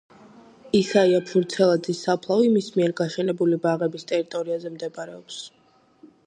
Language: Georgian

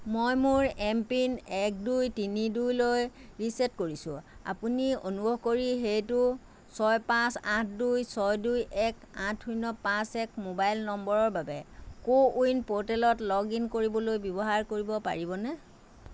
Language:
Assamese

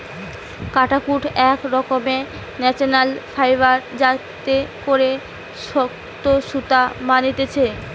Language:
Bangla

